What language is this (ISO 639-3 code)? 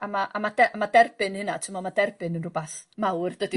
cym